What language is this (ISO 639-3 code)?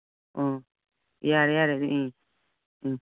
mni